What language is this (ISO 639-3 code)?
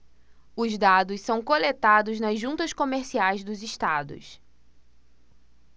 por